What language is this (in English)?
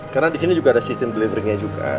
Indonesian